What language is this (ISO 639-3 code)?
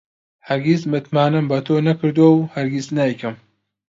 ckb